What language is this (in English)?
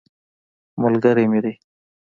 Pashto